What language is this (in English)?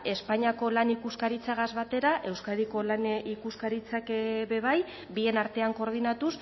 Basque